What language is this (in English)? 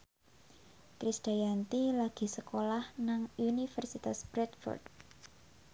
Javanese